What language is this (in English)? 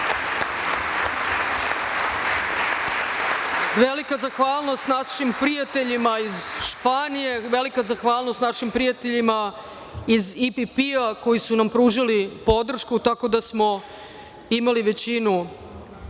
Serbian